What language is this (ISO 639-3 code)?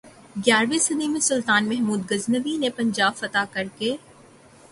urd